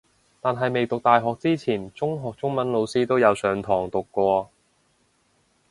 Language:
Cantonese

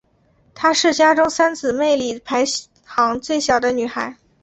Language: Chinese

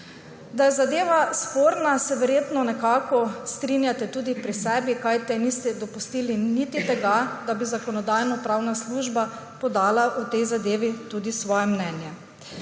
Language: Slovenian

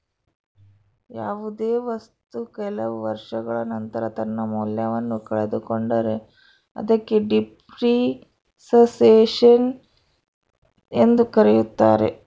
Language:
Kannada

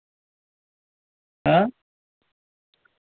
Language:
Dogri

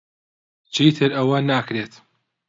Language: Central Kurdish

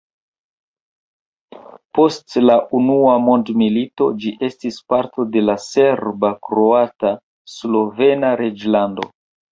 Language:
Esperanto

